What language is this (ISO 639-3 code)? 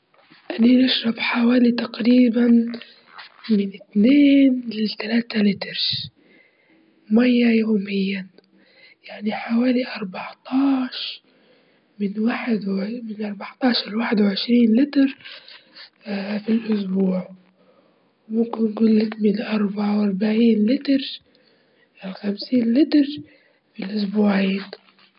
ayl